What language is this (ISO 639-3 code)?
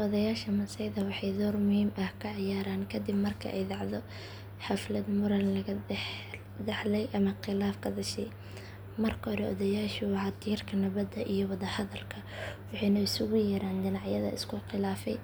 som